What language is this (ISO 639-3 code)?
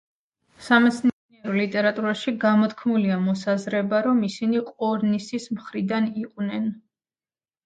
kat